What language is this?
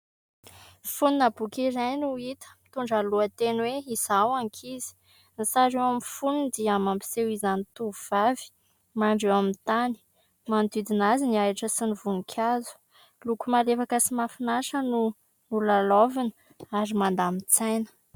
Malagasy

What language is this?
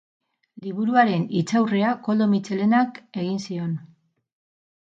Basque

